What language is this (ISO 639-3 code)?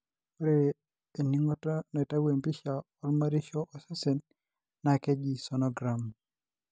mas